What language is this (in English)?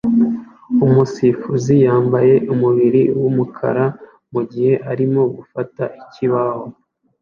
Kinyarwanda